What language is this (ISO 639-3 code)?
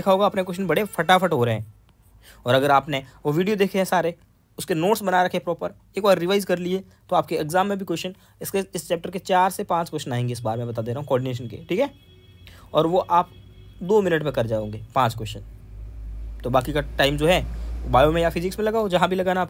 hin